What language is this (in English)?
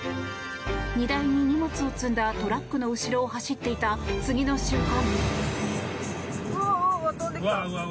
Japanese